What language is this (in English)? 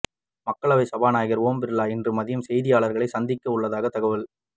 Tamil